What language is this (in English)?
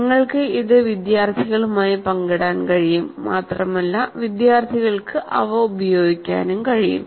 Malayalam